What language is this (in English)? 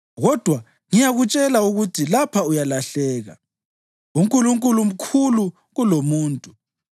North Ndebele